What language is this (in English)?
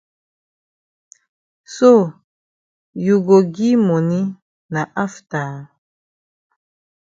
Cameroon Pidgin